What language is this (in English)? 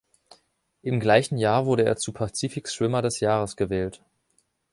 German